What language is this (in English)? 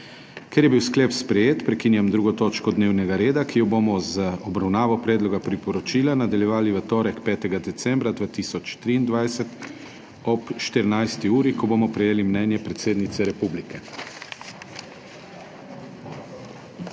Slovenian